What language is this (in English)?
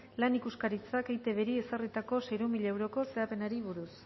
Basque